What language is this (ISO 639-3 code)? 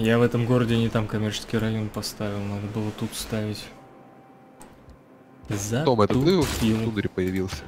rus